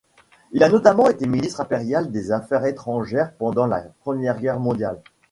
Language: French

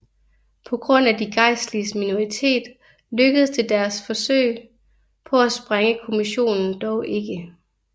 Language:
Danish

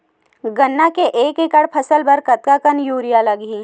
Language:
Chhattisgarhi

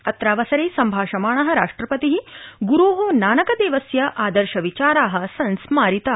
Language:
Sanskrit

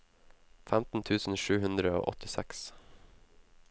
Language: Norwegian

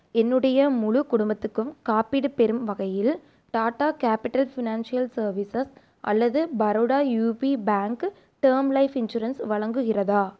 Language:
Tamil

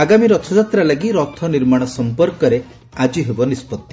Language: Odia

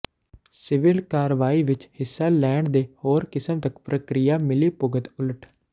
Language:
Punjabi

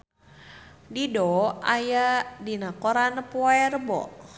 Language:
Sundanese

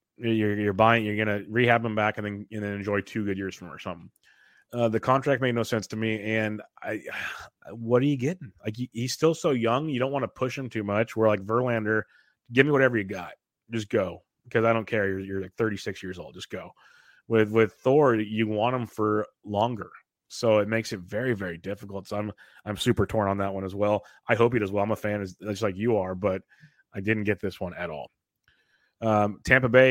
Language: English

